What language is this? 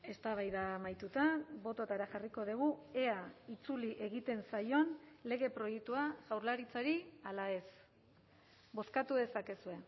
Basque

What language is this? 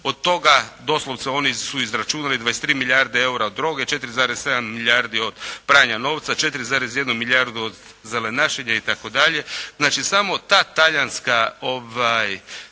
Croatian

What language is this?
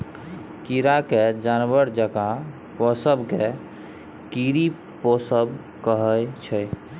Maithili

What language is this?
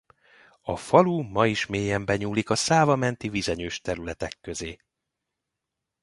Hungarian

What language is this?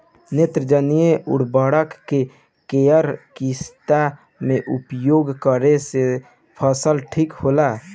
Bhojpuri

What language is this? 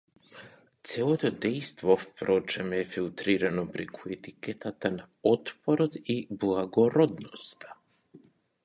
Macedonian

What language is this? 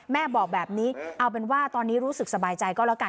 Thai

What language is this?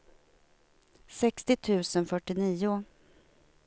Swedish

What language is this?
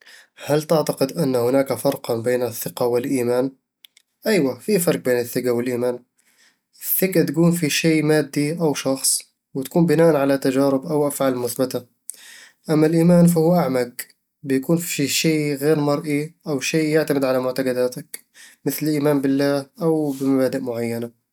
Eastern Egyptian Bedawi Arabic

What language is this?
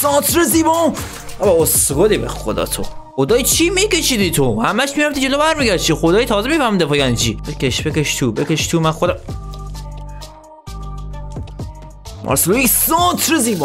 Persian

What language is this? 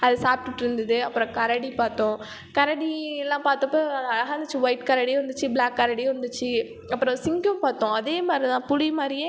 Tamil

